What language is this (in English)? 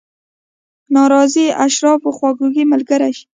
Pashto